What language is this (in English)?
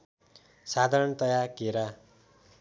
Nepali